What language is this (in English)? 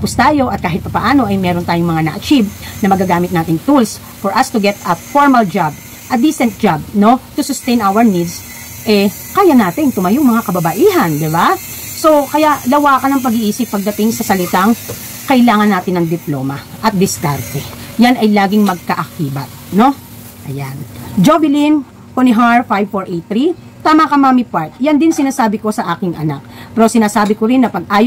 Filipino